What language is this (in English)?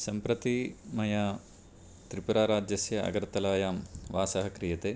Sanskrit